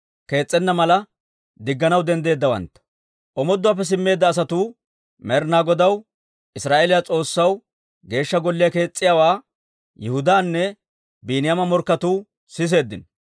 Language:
Dawro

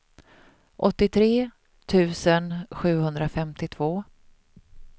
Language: Swedish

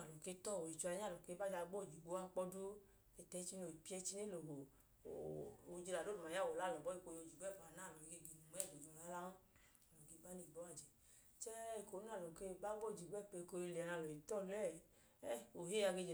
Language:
Idoma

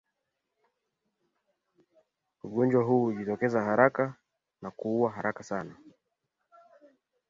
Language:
Swahili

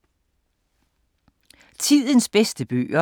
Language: Danish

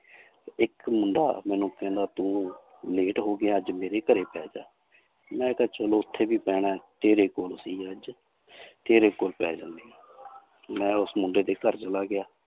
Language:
Punjabi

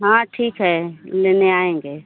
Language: Hindi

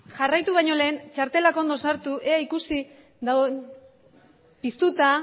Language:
Basque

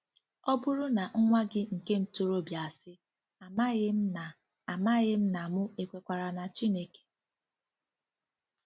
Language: Igbo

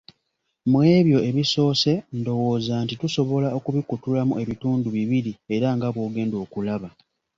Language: Ganda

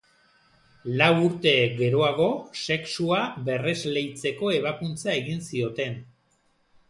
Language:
Basque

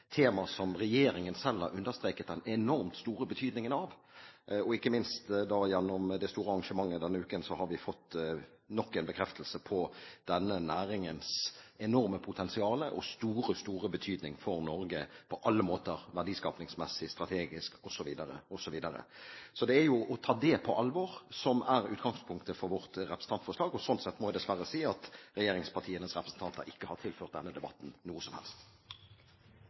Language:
Norwegian Bokmål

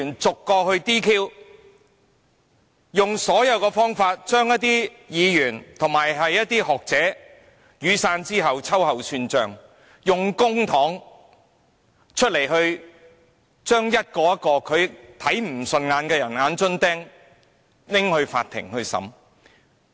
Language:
Cantonese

